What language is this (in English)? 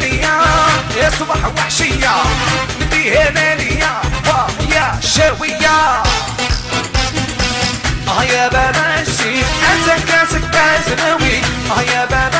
Arabic